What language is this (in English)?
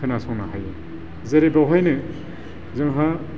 Bodo